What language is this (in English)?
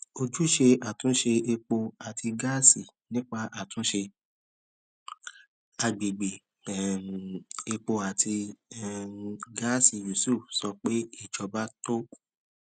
Yoruba